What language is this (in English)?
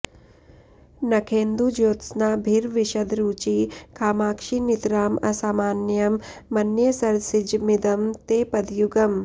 Sanskrit